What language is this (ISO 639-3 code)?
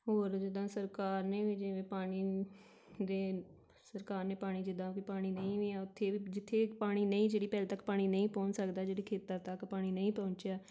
pan